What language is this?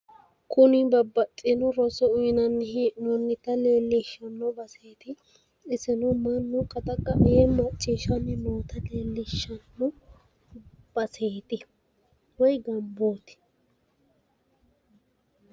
Sidamo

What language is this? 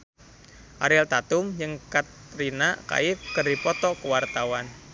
Sundanese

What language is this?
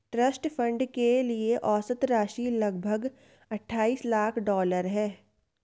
Hindi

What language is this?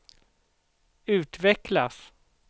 Swedish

